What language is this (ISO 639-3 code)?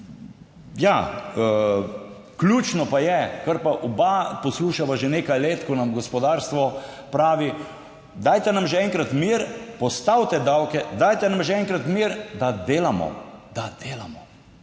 slv